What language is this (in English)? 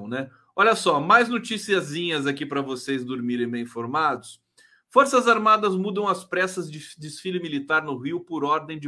Portuguese